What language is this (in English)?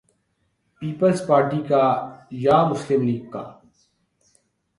Urdu